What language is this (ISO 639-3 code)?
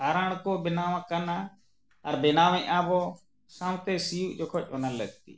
sat